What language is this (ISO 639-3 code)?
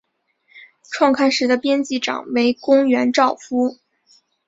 zho